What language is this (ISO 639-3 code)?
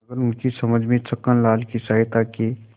hin